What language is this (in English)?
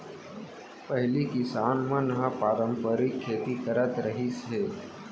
Chhattisgarhi